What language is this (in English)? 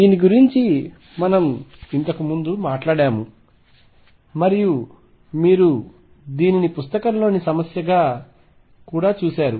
Telugu